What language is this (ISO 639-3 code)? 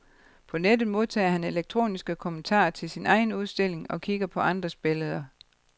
dan